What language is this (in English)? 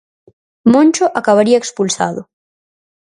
Galician